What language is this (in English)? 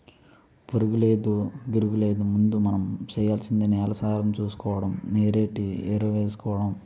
Telugu